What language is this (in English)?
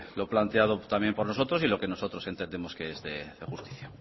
Spanish